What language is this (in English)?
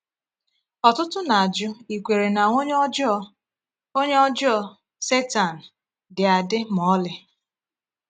Igbo